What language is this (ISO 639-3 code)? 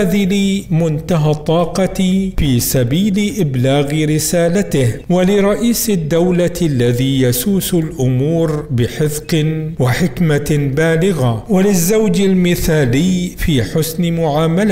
ara